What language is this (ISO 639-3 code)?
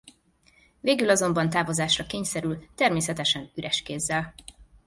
hun